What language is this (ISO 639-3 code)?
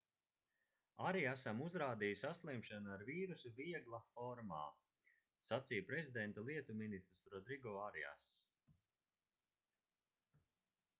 lav